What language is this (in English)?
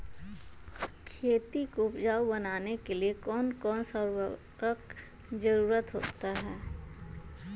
Magahi